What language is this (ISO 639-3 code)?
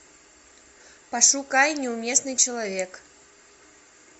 rus